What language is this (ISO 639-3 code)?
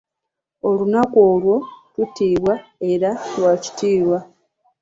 lug